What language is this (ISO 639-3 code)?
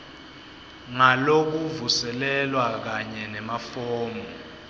ssw